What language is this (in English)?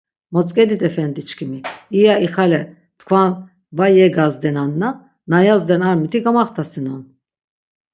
Laz